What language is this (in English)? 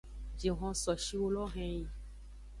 Aja (Benin)